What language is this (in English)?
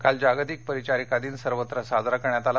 Marathi